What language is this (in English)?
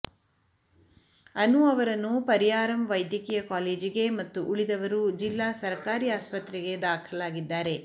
Kannada